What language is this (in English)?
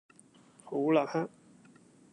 Cantonese